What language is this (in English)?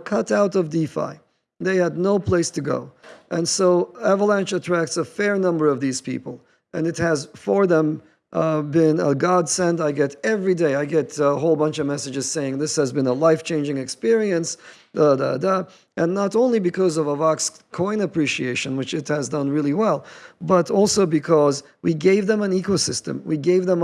English